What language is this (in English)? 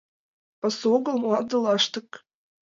Mari